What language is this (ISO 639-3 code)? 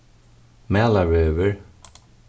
fao